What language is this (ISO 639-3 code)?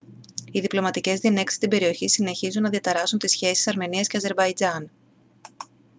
ell